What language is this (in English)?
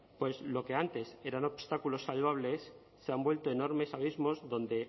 Spanish